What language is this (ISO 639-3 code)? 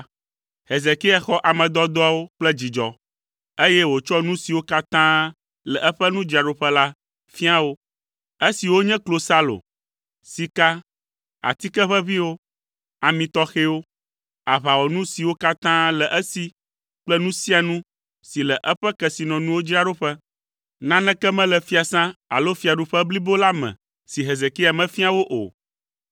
ewe